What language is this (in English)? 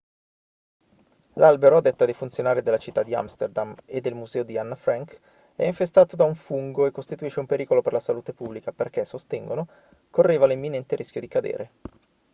Italian